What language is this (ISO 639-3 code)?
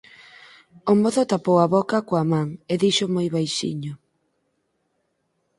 glg